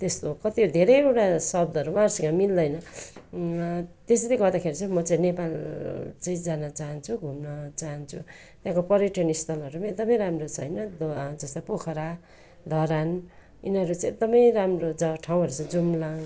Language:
Nepali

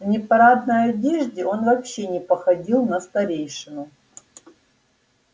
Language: Russian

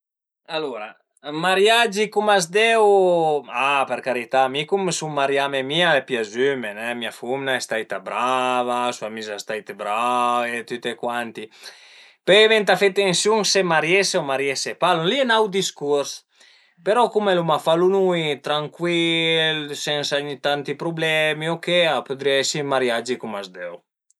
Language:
Piedmontese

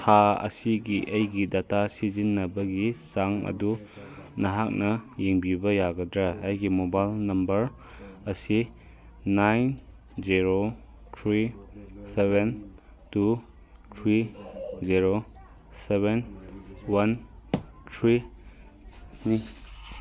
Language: Manipuri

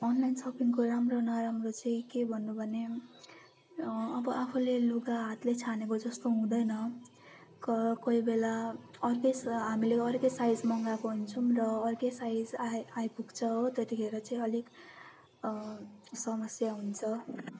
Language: Nepali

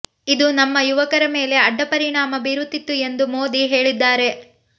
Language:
Kannada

